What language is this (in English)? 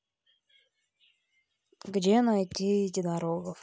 Russian